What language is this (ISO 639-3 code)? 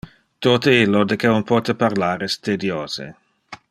ina